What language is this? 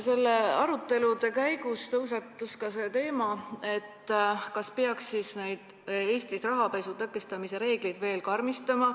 Estonian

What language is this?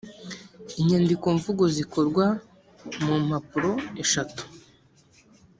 Kinyarwanda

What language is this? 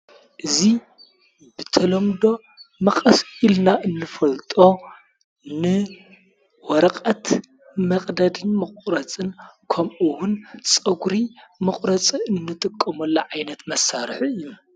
Tigrinya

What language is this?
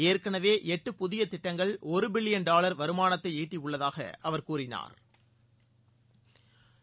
Tamil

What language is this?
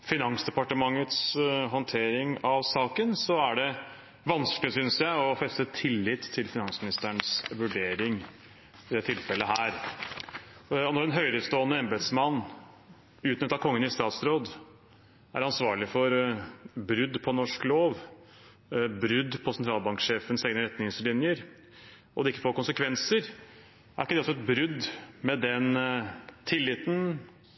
Norwegian Bokmål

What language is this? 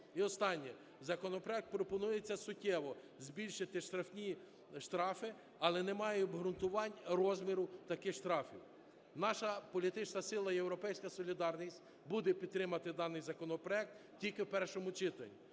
Ukrainian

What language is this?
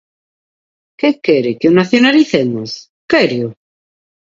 Galician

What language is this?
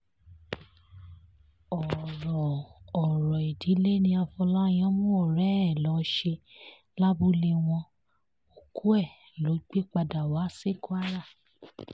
Yoruba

